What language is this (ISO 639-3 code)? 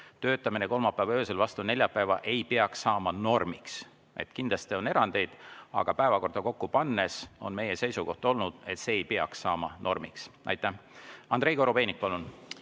est